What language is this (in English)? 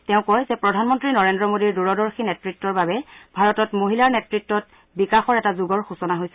Assamese